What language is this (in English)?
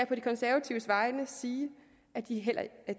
Danish